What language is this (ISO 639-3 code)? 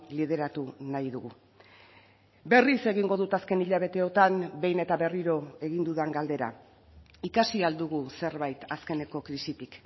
eus